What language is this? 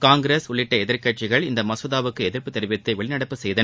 Tamil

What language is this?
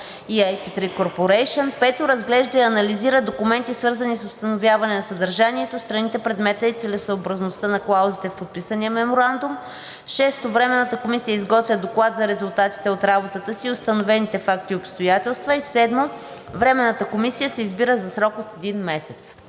Bulgarian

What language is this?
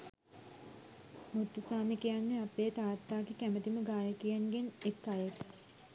Sinhala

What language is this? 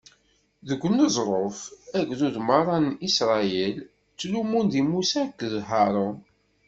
Kabyle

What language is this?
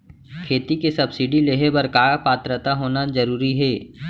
Chhattisgarhi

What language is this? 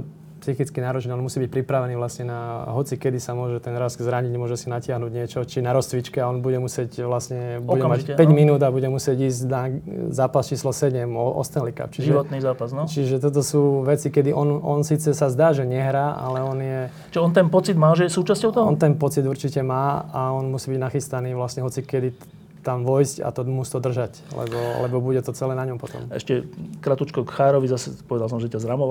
Slovak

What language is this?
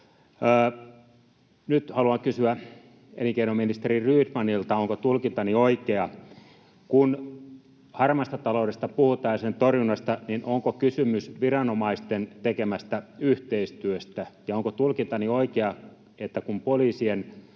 Finnish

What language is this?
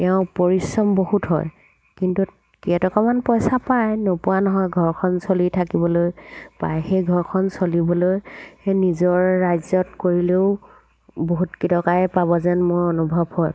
Assamese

